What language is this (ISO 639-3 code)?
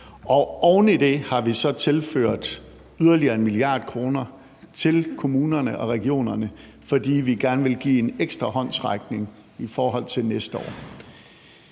dan